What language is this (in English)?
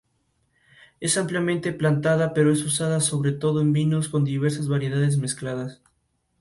Spanish